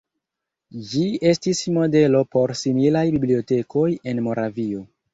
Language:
Esperanto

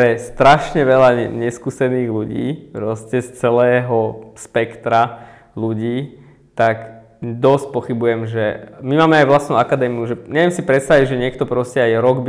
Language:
Slovak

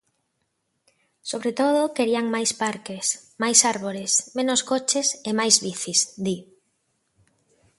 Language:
Galician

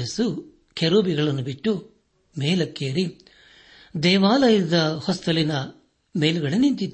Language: Kannada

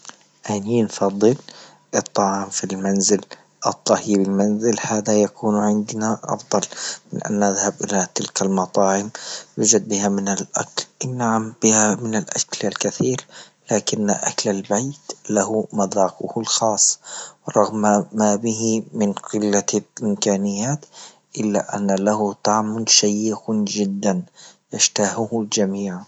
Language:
Libyan Arabic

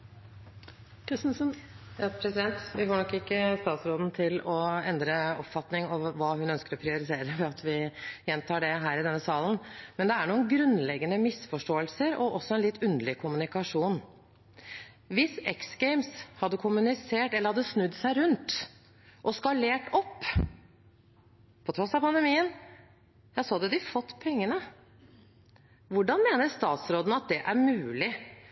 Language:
Norwegian Bokmål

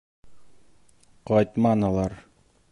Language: Bashkir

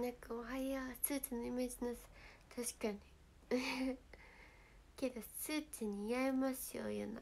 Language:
Japanese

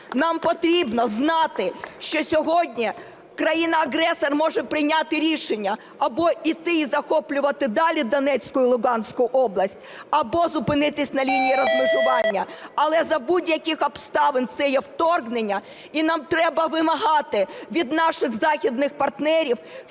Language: Ukrainian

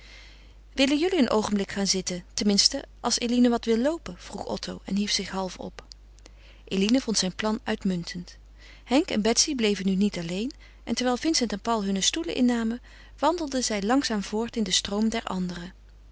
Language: Dutch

